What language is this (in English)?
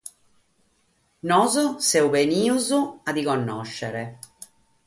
Sardinian